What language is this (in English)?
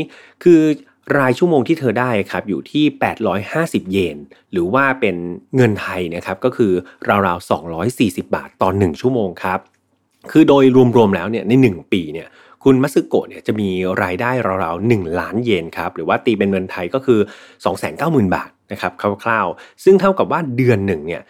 Thai